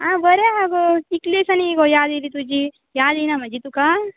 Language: Konkani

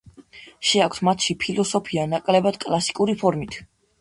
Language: Georgian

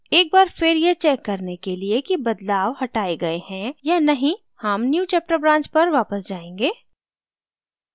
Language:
Hindi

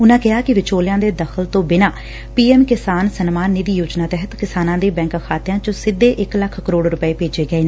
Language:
Punjabi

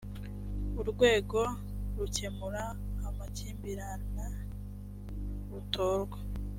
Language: Kinyarwanda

